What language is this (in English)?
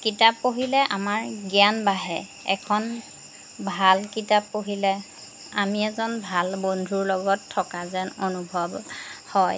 Assamese